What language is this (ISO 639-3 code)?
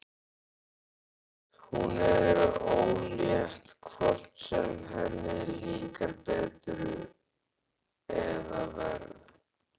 isl